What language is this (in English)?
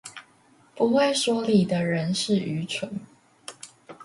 Chinese